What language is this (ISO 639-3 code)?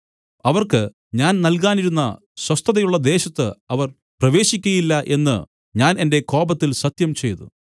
mal